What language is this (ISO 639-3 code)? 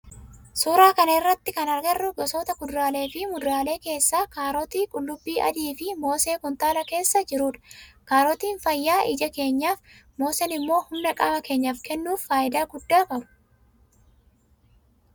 orm